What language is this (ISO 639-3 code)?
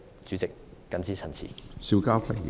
yue